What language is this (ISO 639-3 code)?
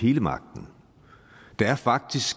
dan